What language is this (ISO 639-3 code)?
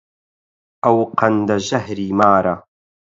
ckb